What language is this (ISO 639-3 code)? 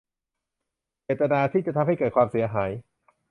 tha